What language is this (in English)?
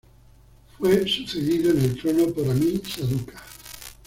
Spanish